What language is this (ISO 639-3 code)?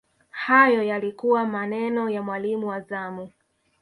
swa